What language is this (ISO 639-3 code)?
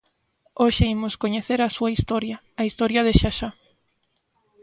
glg